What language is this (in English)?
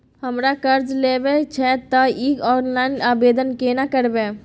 Maithili